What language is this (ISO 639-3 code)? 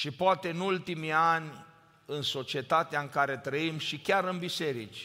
ron